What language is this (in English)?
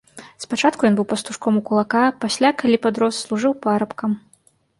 Belarusian